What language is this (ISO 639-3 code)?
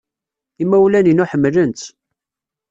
kab